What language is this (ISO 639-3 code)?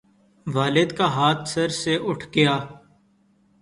urd